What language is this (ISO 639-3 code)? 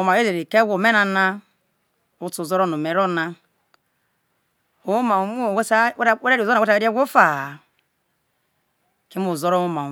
iso